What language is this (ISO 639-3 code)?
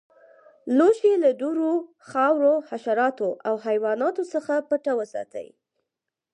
pus